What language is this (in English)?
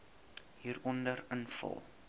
Afrikaans